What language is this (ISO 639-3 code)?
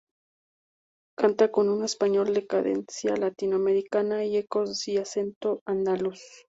spa